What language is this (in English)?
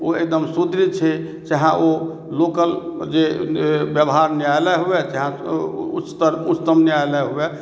Maithili